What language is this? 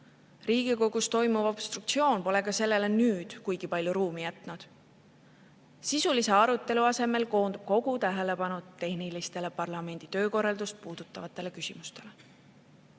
Estonian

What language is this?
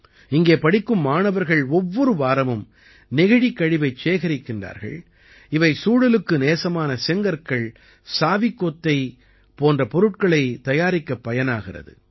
Tamil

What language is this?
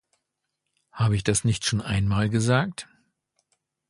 German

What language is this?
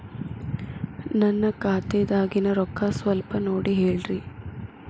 Kannada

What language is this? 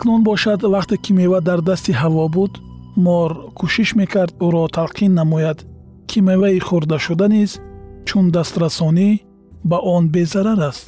Persian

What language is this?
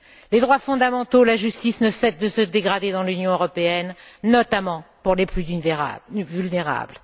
French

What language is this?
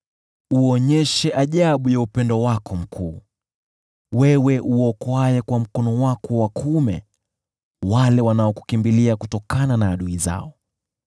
Swahili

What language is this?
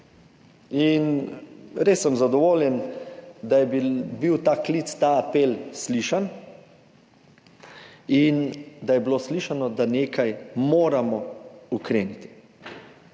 Slovenian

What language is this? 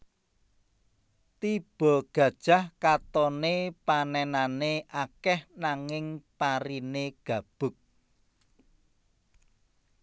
Javanese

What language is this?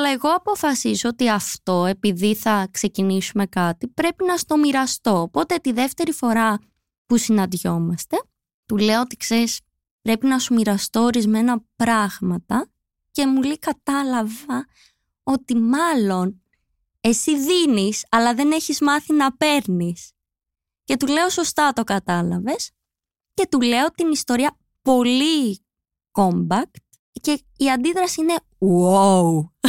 Greek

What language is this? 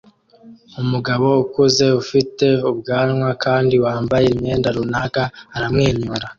Kinyarwanda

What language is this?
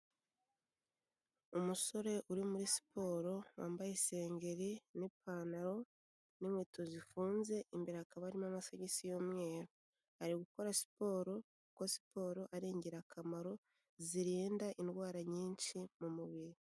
Kinyarwanda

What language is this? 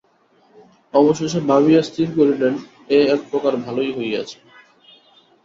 Bangla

